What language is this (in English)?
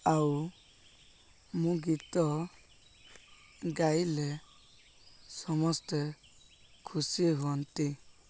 Odia